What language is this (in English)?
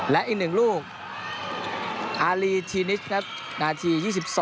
Thai